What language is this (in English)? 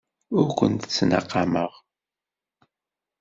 Kabyle